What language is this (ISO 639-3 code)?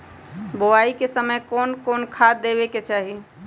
mag